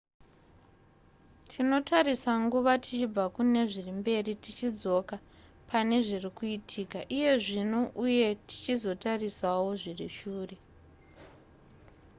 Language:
Shona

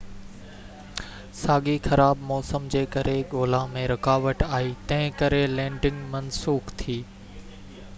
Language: Sindhi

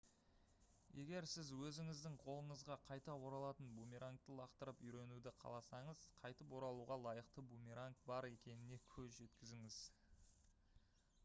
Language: Kazakh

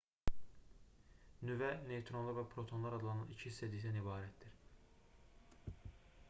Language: Azerbaijani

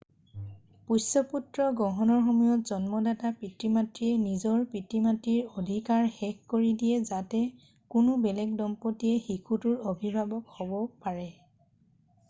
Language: Assamese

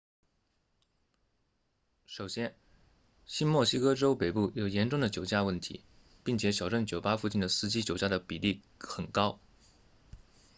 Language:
Chinese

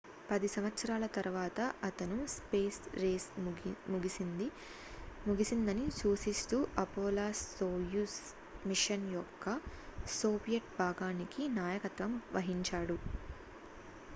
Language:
Telugu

